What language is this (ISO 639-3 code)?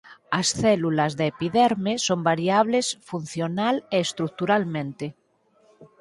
glg